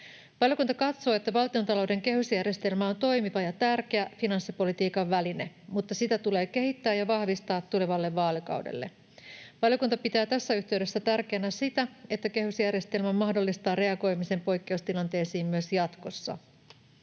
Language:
Finnish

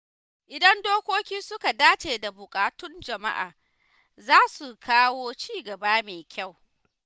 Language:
Hausa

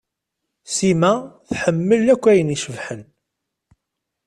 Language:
Kabyle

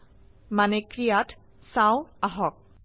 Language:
Assamese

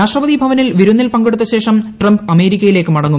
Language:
Malayalam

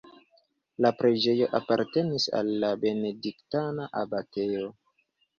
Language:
Esperanto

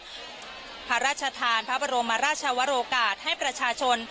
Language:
Thai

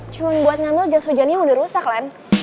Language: Indonesian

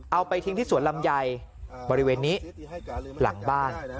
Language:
Thai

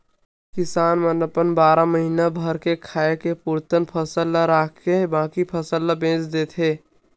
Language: Chhattisgarhi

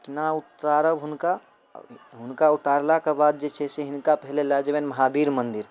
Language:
Maithili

